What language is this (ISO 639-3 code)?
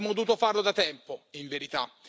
ita